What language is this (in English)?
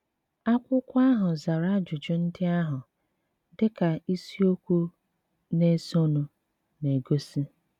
Igbo